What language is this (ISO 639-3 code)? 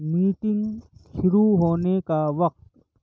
urd